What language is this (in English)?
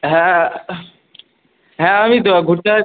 Bangla